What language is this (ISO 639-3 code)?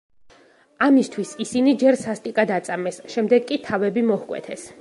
kat